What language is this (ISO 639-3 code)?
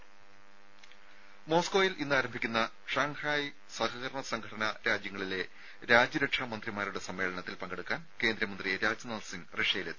mal